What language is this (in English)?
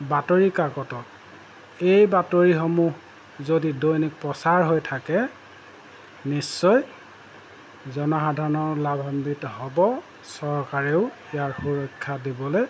Assamese